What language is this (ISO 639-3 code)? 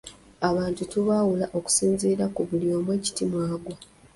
lug